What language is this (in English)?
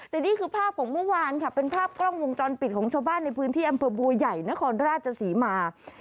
Thai